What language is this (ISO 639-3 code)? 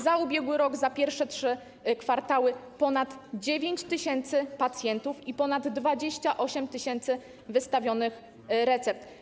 pol